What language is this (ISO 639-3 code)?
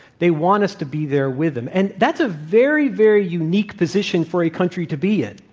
eng